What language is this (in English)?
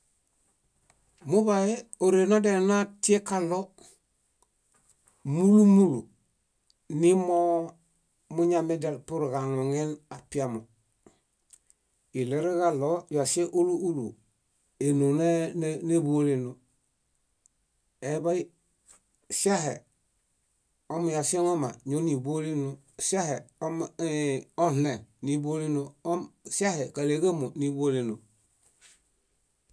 Bayot